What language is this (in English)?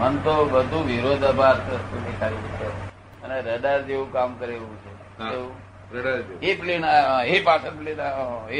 Gujarati